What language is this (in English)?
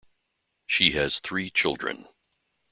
English